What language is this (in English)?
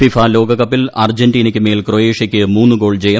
Malayalam